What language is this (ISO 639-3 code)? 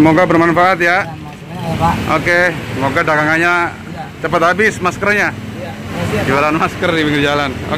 ind